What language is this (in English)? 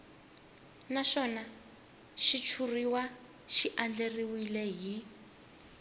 Tsonga